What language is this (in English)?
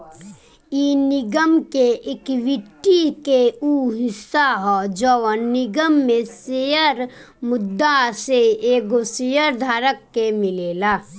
Bhojpuri